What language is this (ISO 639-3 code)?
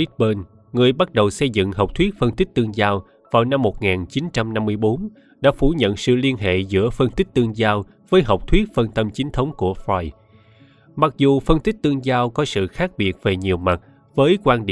vie